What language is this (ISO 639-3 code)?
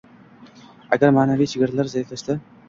uzb